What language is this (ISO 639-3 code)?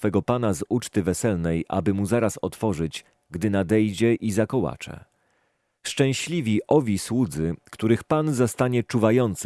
pol